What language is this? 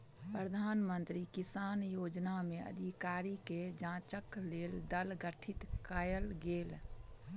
Maithili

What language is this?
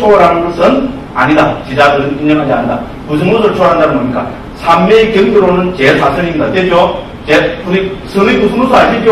Korean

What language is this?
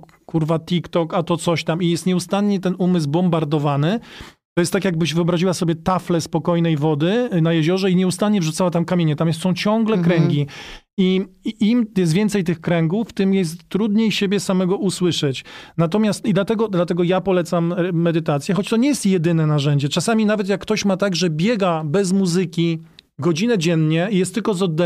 Polish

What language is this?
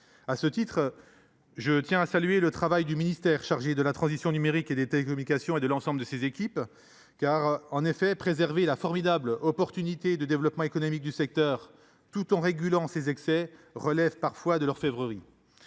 French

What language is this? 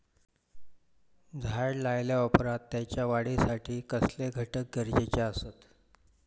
Marathi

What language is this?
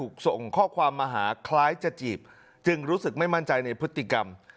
Thai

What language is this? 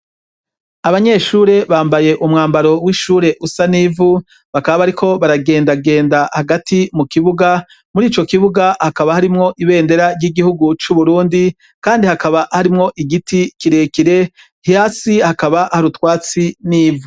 Rundi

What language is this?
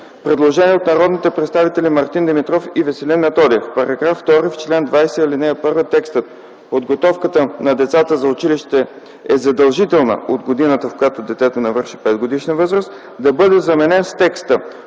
Bulgarian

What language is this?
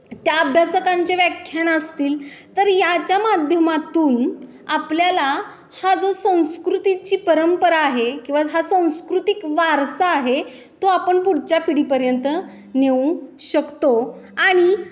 Marathi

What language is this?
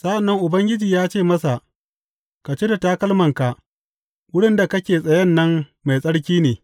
Hausa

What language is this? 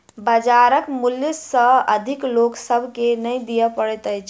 Maithili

